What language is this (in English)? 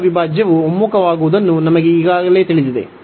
Kannada